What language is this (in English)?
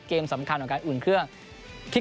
Thai